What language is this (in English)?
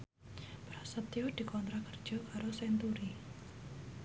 Javanese